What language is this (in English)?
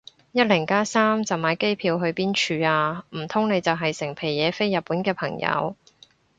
Cantonese